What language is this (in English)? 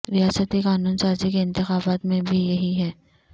Urdu